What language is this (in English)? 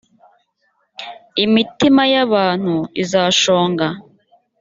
Kinyarwanda